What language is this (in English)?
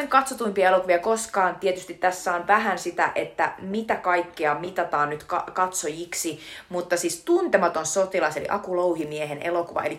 Finnish